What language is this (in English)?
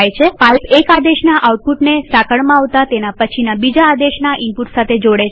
Gujarati